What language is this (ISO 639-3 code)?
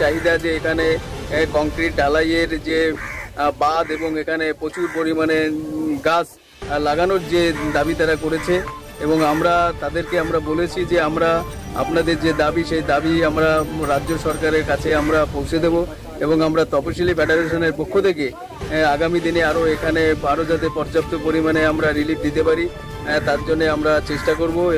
tur